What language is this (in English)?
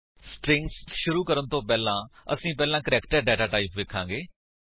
Punjabi